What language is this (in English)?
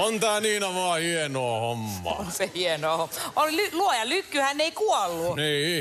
Finnish